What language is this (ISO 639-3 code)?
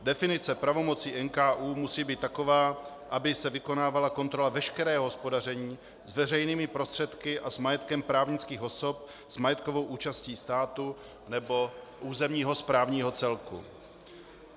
ces